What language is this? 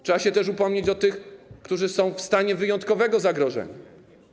Polish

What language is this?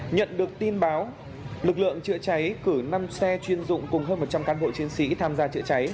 Vietnamese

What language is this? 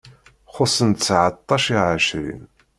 Kabyle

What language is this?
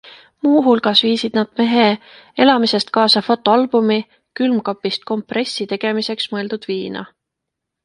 Estonian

